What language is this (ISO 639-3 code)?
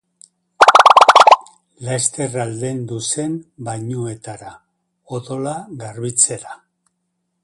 eus